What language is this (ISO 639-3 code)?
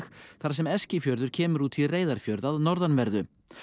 isl